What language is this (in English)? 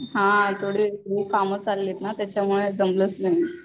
Marathi